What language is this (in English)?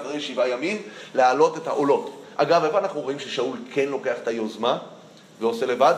Hebrew